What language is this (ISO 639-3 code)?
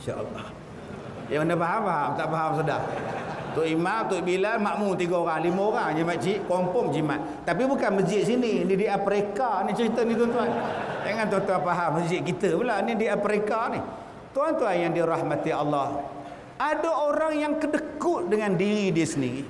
msa